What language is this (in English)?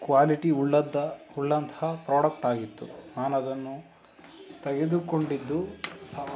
Kannada